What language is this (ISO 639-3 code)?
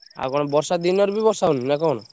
ori